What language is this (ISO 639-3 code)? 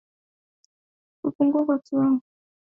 swa